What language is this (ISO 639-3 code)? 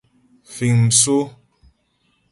bbj